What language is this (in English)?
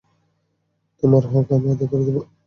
Bangla